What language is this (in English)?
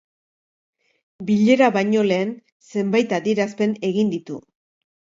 Basque